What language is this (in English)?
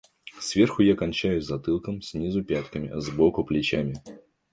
Russian